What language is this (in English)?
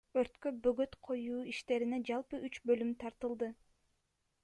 Kyrgyz